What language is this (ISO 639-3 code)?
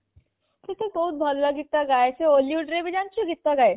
ori